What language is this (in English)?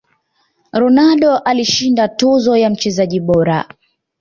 Swahili